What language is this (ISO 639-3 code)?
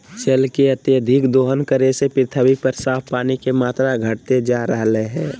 mag